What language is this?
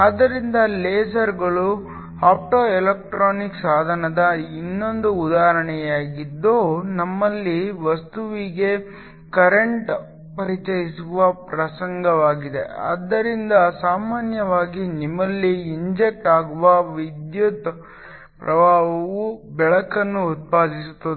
Kannada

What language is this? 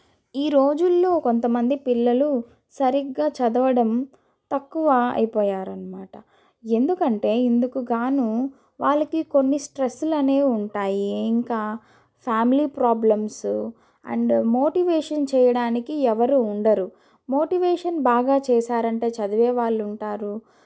Telugu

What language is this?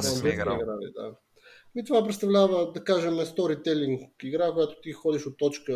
Bulgarian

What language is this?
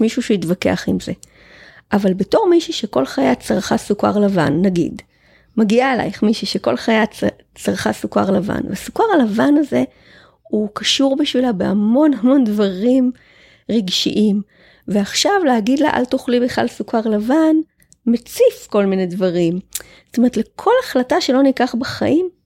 Hebrew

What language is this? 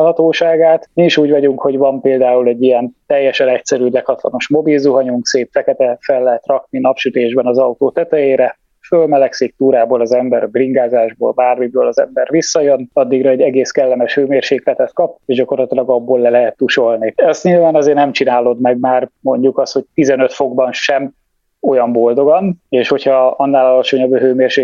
Hungarian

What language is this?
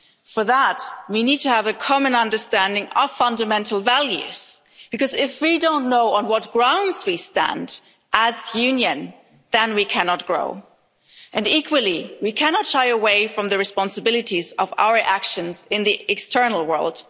English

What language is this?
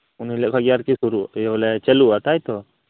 Santali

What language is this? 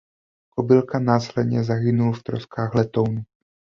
Czech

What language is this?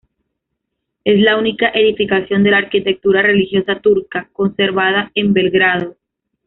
Spanish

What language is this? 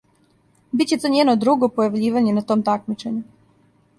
Serbian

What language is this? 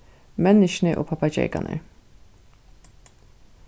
Faroese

